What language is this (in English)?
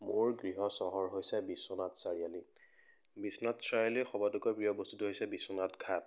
Assamese